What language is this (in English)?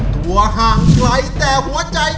Thai